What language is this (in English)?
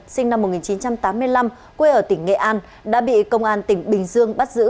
Vietnamese